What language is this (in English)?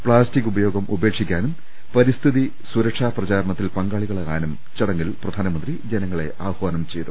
Malayalam